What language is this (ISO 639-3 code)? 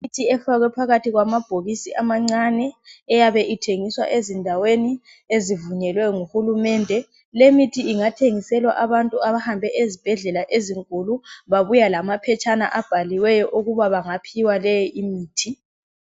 nde